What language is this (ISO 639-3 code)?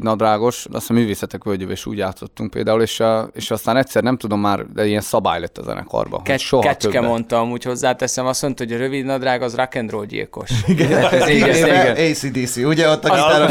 hun